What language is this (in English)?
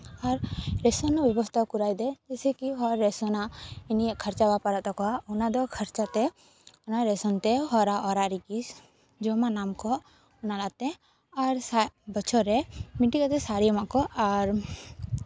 Santali